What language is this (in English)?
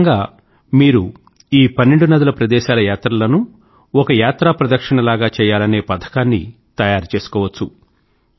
Telugu